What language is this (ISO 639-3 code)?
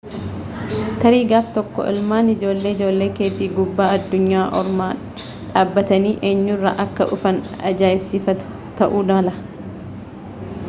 orm